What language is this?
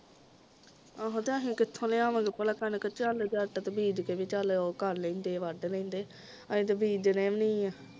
Punjabi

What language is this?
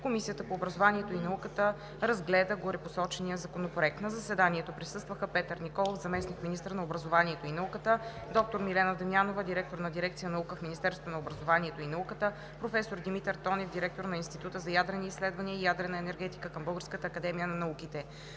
Bulgarian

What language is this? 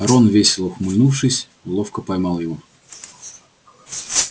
Russian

